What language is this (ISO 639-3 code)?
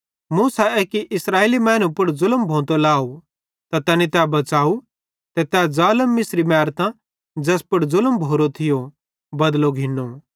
bhd